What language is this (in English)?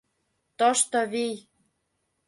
Mari